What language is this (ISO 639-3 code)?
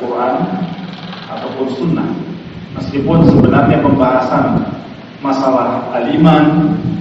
ind